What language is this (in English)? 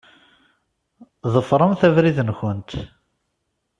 Kabyle